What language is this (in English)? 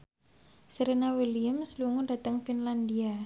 Javanese